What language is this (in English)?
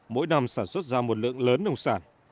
Vietnamese